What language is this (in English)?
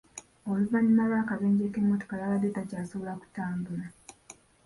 Ganda